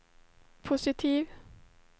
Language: Swedish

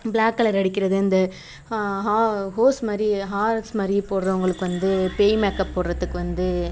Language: Tamil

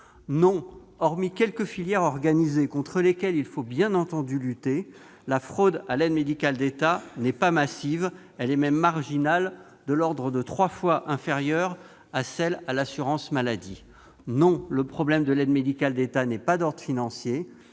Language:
French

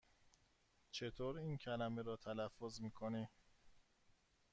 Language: Persian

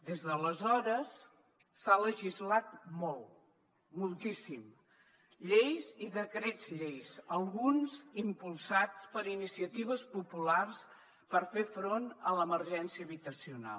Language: Catalan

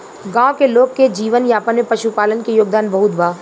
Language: Bhojpuri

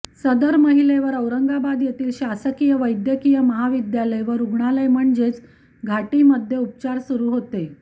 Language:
Marathi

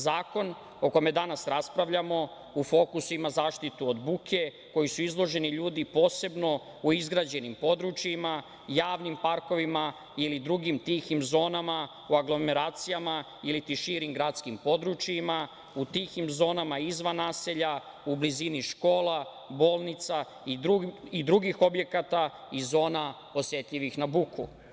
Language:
Serbian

